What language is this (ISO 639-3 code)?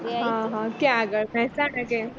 guj